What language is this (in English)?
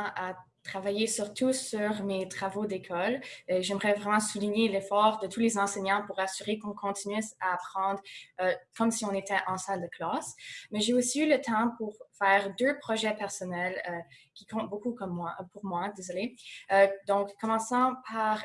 French